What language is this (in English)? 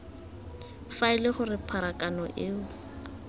Tswana